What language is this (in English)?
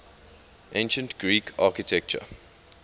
English